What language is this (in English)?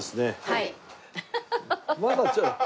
Japanese